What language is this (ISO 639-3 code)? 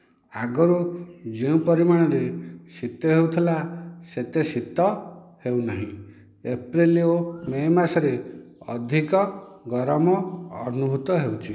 ori